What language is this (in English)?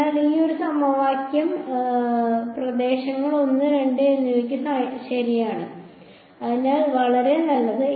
Malayalam